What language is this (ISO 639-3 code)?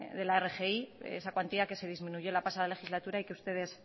spa